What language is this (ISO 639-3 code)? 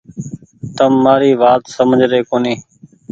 gig